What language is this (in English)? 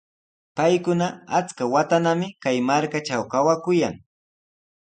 Sihuas Ancash Quechua